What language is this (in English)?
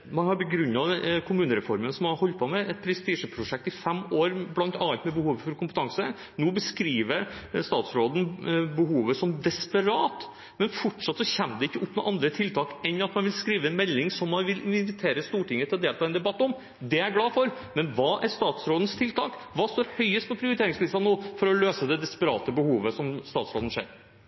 Norwegian Bokmål